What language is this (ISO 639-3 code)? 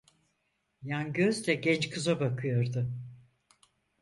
tur